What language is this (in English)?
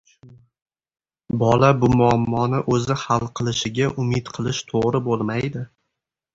Uzbek